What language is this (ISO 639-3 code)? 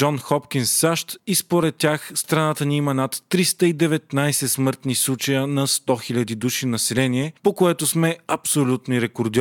bul